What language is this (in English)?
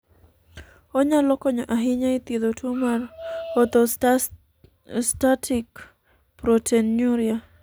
Luo (Kenya and Tanzania)